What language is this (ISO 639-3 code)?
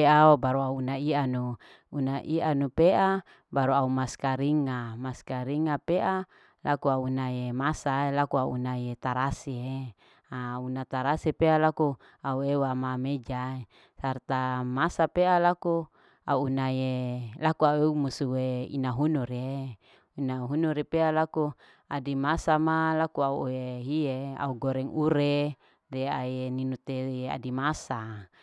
alo